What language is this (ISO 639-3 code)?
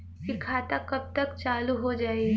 bho